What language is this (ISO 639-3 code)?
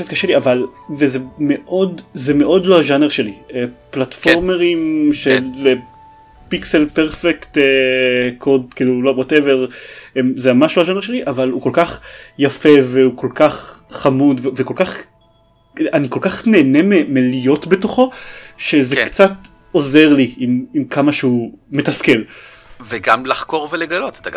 heb